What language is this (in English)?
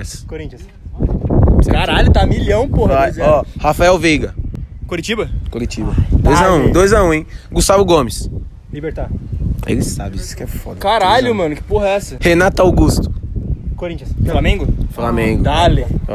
Portuguese